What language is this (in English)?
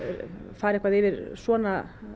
Icelandic